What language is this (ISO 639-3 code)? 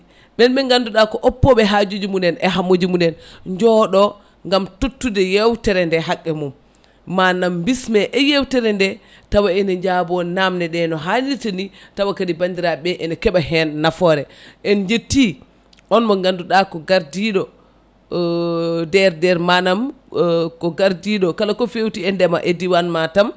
ful